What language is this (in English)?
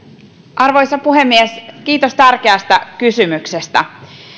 Finnish